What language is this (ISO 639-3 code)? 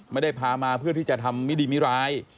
tha